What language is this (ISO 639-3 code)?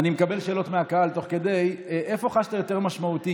heb